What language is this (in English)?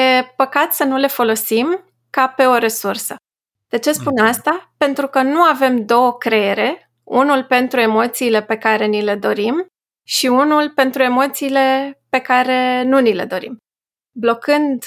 Romanian